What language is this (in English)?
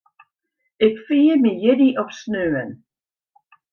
Western Frisian